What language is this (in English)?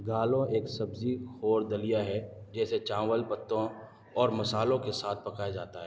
Urdu